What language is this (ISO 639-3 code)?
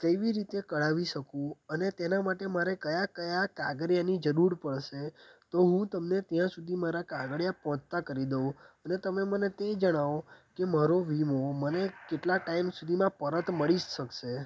guj